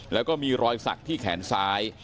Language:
Thai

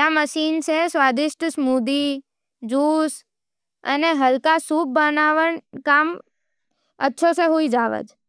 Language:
Nimadi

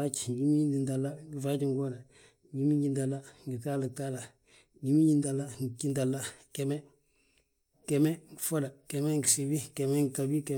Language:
Balanta-Ganja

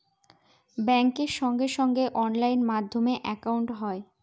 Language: Bangla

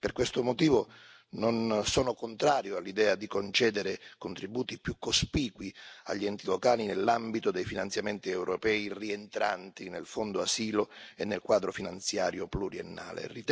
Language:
Italian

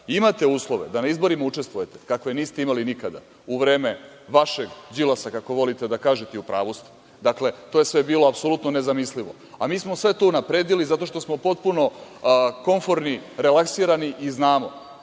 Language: Serbian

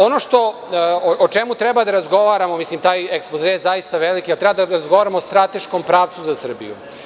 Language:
Serbian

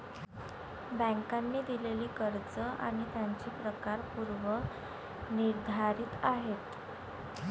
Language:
Marathi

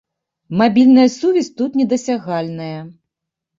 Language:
Belarusian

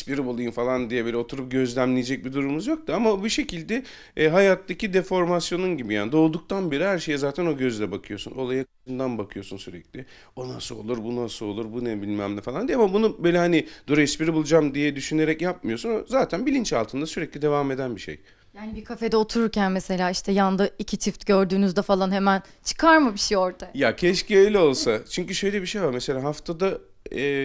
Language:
Turkish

